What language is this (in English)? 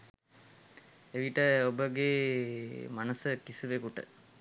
Sinhala